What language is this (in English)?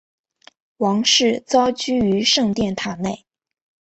Chinese